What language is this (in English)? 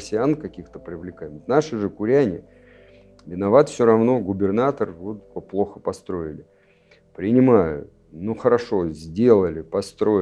Russian